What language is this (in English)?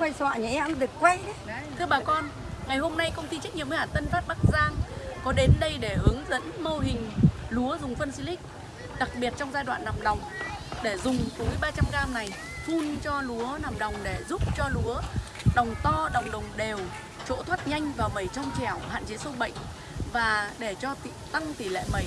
Vietnamese